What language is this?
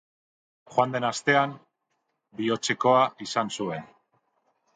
Basque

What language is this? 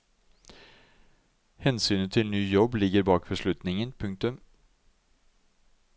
Norwegian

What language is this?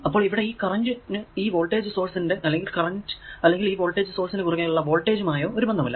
Malayalam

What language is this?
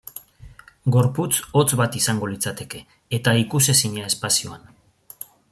Basque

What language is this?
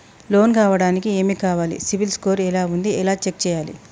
Telugu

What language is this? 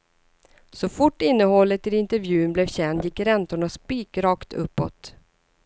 Swedish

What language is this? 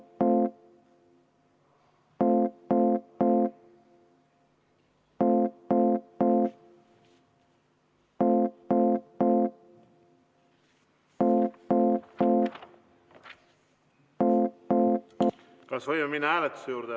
Estonian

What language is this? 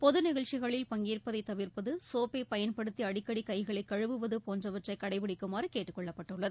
Tamil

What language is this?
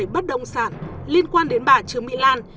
Vietnamese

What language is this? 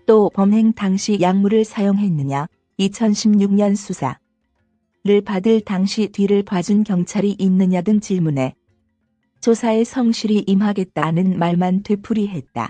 Korean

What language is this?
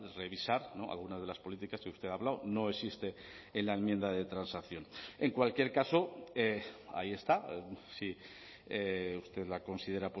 Spanish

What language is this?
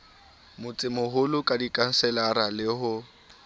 Southern Sotho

